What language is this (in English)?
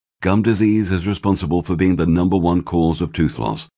English